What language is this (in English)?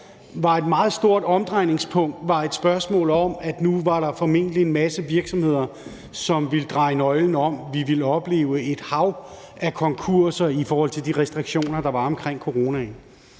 Danish